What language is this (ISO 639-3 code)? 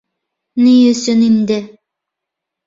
bak